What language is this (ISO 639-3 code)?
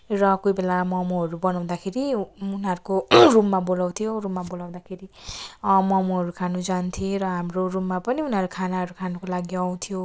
nep